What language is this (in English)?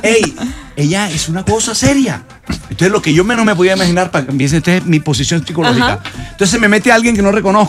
Spanish